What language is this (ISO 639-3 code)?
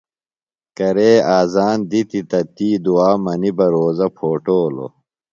phl